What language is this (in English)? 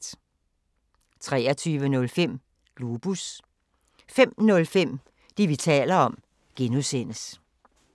Danish